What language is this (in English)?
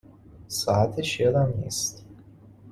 Persian